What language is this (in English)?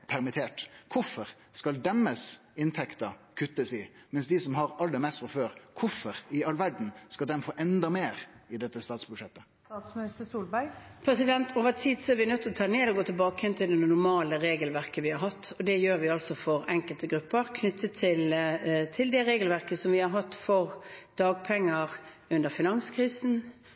Norwegian